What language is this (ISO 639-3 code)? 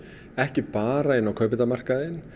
isl